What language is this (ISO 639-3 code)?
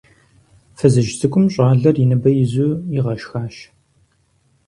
kbd